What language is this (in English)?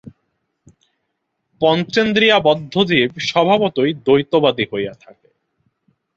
Bangla